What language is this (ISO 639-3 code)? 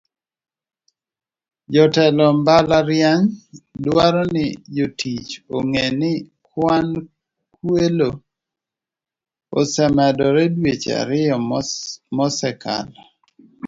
luo